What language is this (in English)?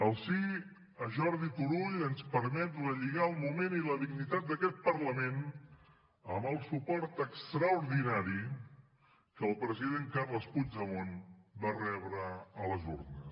Catalan